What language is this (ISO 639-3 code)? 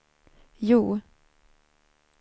swe